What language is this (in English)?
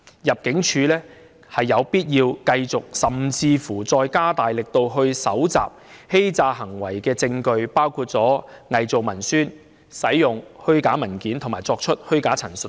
Cantonese